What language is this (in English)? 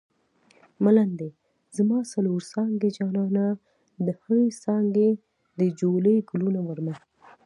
Pashto